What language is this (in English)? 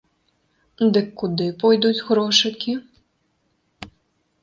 Belarusian